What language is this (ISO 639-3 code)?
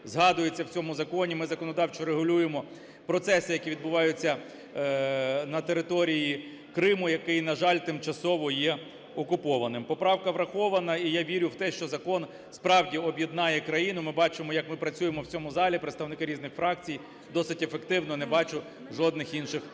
ukr